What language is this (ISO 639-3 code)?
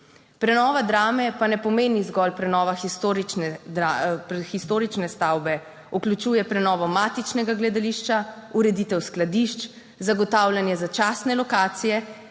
slv